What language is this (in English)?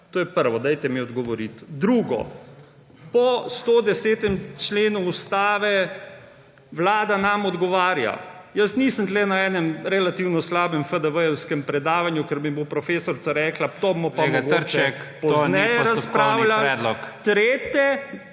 Slovenian